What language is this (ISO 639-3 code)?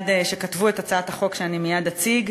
heb